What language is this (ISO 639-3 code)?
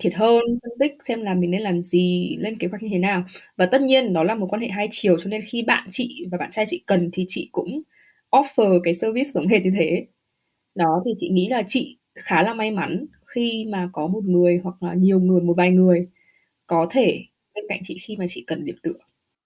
vie